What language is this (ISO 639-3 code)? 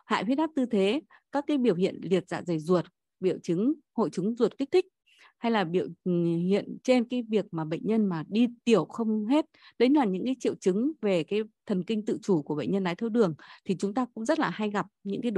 vie